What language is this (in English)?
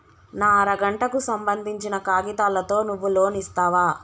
Telugu